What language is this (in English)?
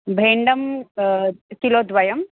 Sanskrit